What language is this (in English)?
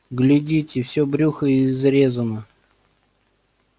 Russian